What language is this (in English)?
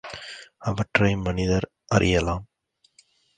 Tamil